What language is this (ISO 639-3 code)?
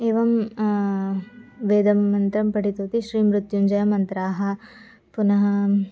san